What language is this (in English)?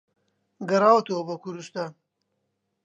Central Kurdish